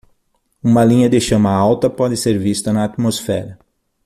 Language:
Portuguese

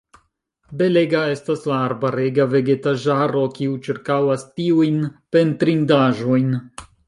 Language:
Esperanto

